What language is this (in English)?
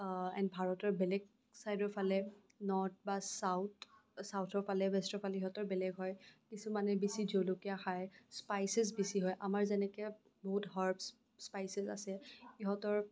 Assamese